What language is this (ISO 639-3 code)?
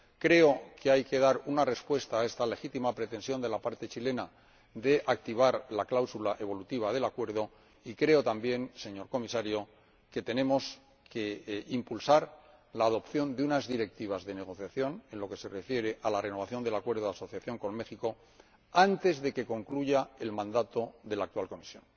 spa